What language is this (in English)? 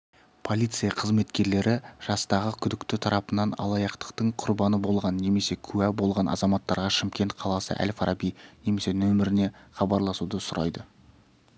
Kazakh